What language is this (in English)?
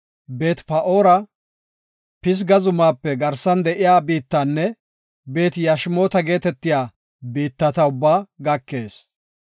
Gofa